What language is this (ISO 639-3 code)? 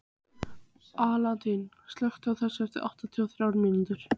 isl